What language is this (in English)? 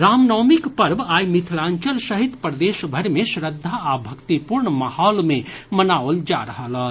Maithili